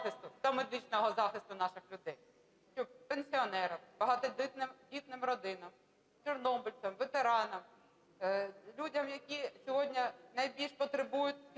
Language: Ukrainian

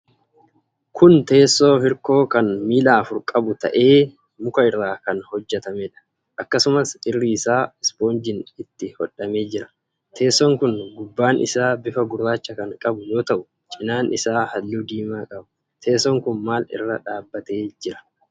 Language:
Oromo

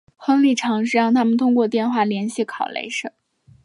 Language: Chinese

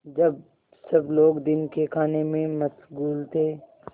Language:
Hindi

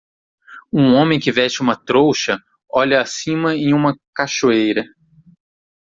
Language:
Portuguese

